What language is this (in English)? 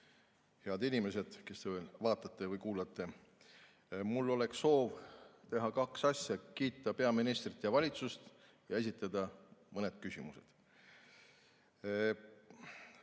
Estonian